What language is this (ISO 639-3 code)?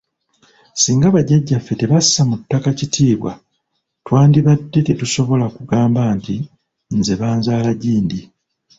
lug